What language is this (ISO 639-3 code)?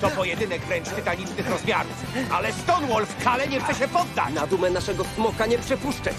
pol